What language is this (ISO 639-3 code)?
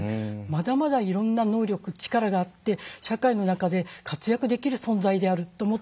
jpn